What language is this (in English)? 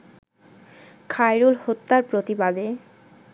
Bangla